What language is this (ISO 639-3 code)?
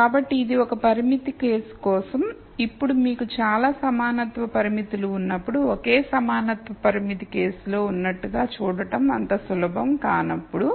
tel